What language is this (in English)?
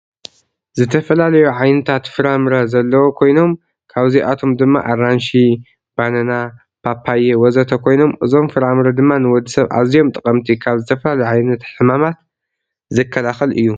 Tigrinya